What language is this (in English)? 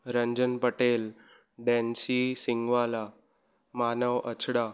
Sindhi